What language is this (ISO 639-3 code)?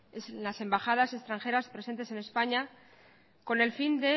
spa